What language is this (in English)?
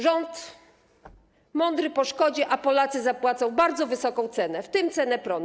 Polish